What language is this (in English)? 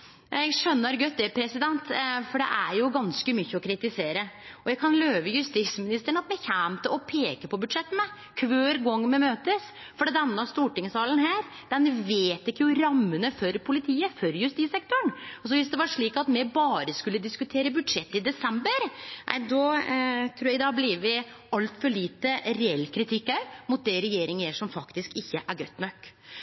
Norwegian Nynorsk